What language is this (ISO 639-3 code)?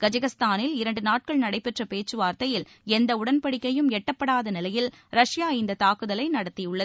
tam